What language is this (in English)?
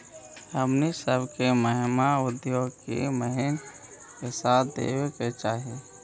Magahi